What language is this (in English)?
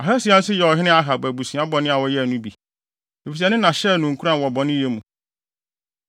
Akan